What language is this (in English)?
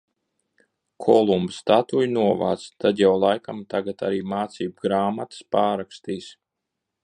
Latvian